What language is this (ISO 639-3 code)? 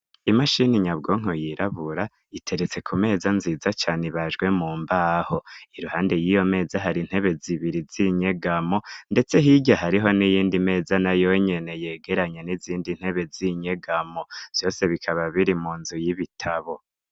run